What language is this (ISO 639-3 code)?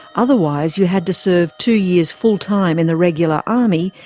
eng